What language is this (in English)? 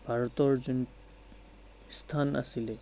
Assamese